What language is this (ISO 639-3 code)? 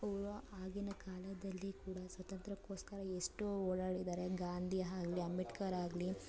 kan